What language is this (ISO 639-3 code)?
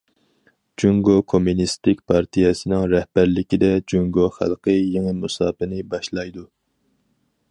uig